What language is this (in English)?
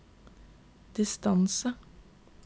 Norwegian